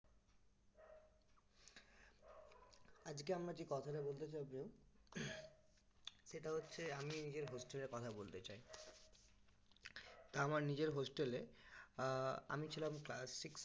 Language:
Bangla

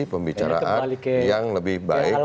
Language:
Indonesian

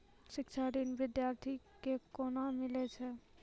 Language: Maithili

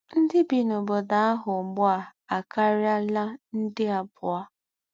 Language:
Igbo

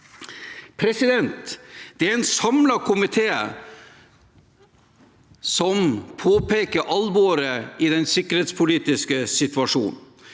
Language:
Norwegian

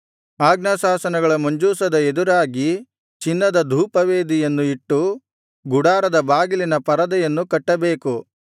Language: Kannada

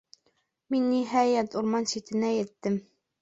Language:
Bashkir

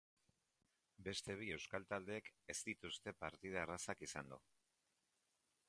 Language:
Basque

